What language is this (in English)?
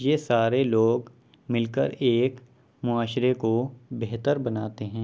Urdu